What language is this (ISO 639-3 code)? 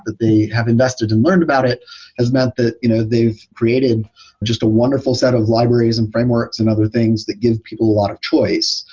eng